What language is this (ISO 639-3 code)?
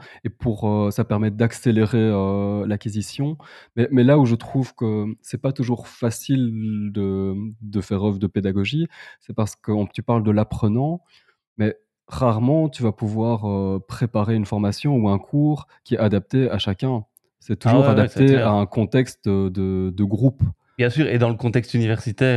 fra